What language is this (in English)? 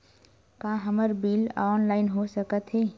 Chhattisgarhi